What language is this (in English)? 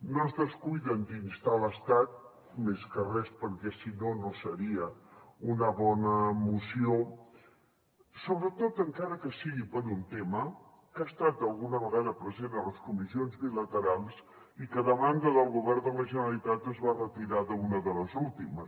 Catalan